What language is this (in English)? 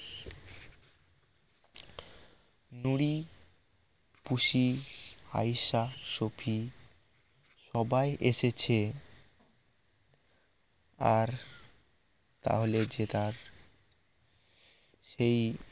Bangla